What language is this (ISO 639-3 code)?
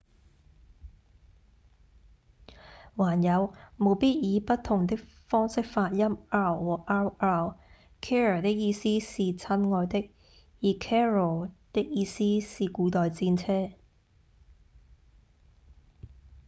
yue